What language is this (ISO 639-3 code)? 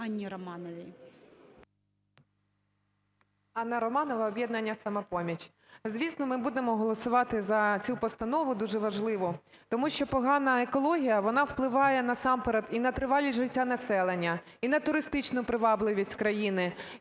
ukr